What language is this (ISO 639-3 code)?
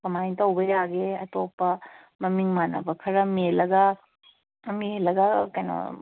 mni